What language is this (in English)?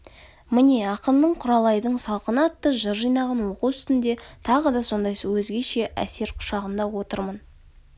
Kazakh